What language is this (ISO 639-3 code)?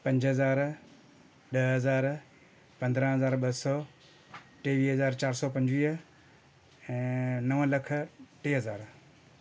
snd